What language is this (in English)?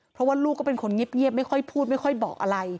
Thai